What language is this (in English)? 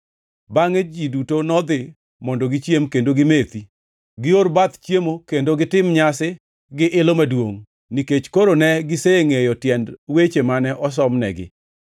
Luo (Kenya and Tanzania)